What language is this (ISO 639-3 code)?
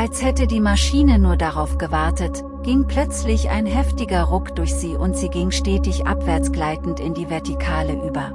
deu